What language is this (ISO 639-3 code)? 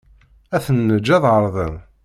kab